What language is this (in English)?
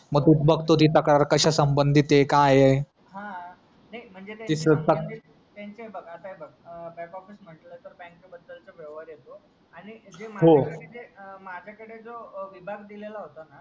Marathi